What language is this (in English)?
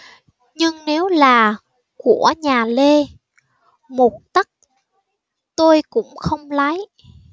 Vietnamese